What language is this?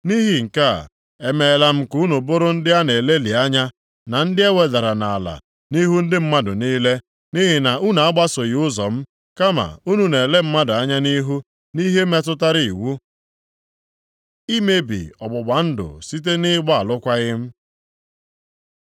Igbo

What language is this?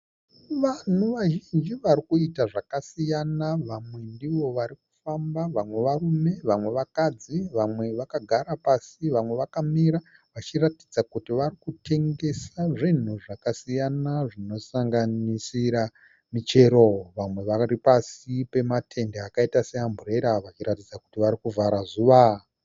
Shona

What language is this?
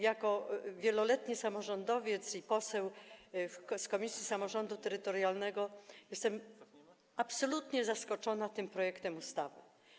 Polish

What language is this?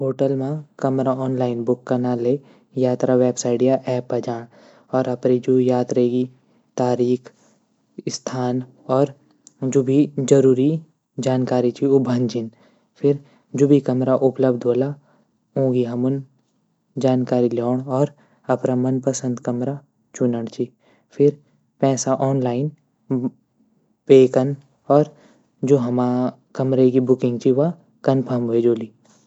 Garhwali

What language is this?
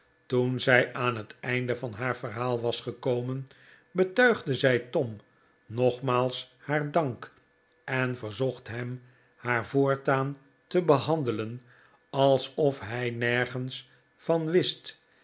Dutch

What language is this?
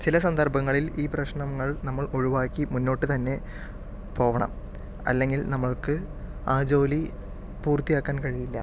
Malayalam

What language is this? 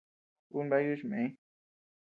Tepeuxila Cuicatec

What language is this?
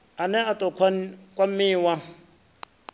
Venda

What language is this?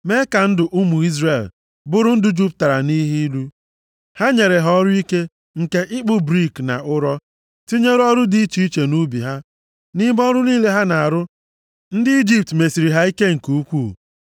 Igbo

